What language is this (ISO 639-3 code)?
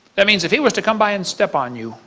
eng